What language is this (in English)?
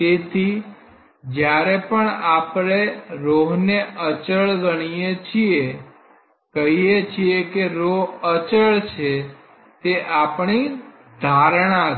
Gujarati